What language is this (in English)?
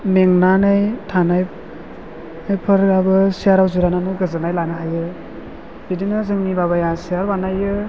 Bodo